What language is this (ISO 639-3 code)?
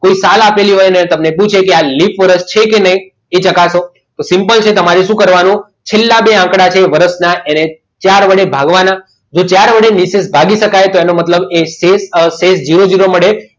guj